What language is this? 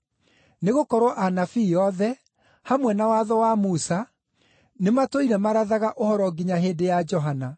Kikuyu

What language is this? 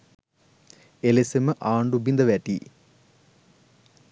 Sinhala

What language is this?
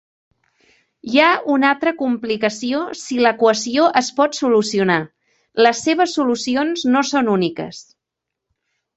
Catalan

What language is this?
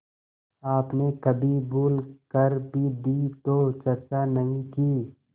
Hindi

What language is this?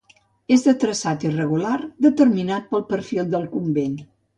Catalan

